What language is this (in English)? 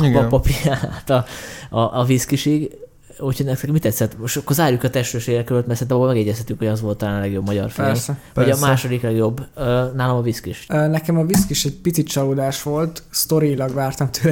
Hungarian